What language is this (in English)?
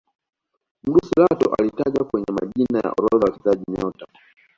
Swahili